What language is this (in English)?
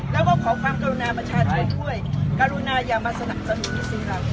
Thai